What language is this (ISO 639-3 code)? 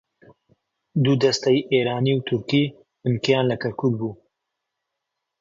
ckb